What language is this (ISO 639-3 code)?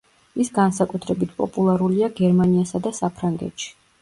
kat